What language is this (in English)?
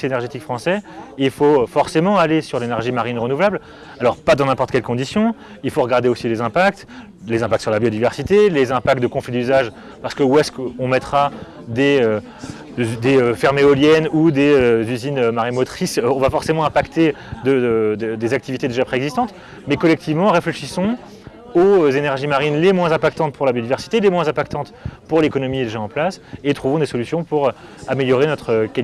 French